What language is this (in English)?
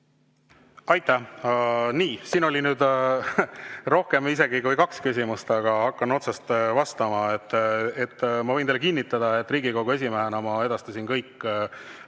Estonian